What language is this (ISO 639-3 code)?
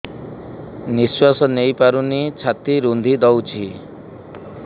ori